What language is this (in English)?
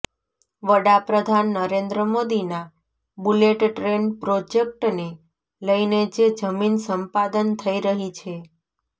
Gujarati